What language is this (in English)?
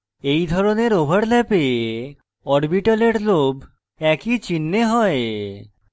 Bangla